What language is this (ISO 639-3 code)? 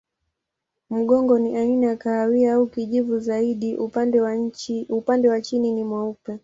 swa